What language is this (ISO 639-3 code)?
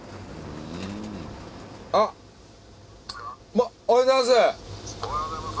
jpn